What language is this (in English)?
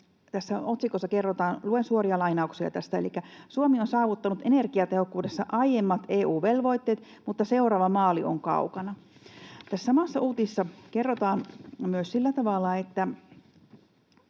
Finnish